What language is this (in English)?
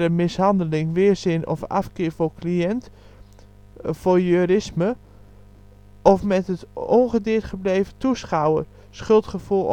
Dutch